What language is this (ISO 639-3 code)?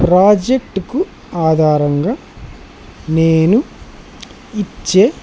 tel